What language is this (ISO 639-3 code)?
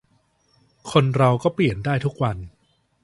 tha